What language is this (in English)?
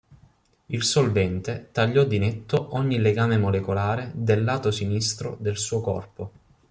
Italian